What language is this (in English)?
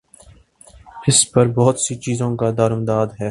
Urdu